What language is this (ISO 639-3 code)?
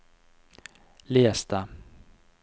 nor